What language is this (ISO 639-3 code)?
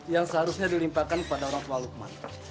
ind